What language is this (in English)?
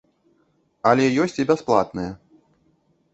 Belarusian